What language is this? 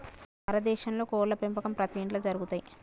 Telugu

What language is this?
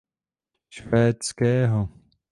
Czech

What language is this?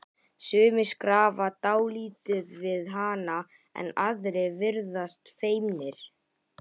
Icelandic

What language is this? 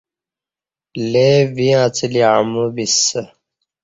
Kati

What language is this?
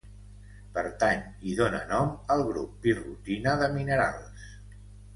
Catalan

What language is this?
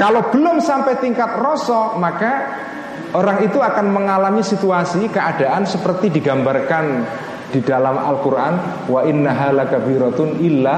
Indonesian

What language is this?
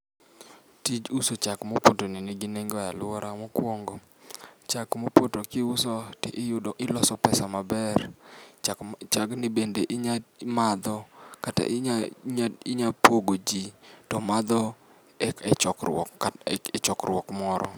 Luo (Kenya and Tanzania)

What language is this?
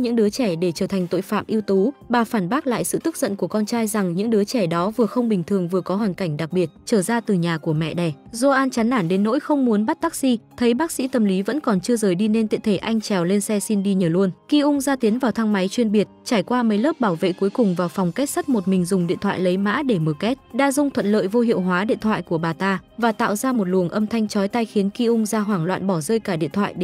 Vietnamese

